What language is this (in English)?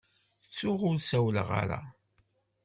Kabyle